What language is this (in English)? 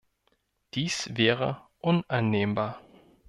German